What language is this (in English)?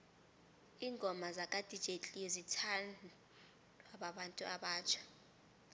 South Ndebele